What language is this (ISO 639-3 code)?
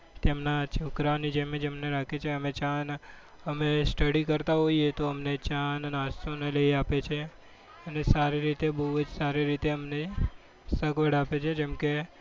guj